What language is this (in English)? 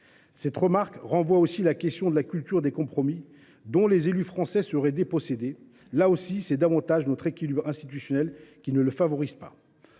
French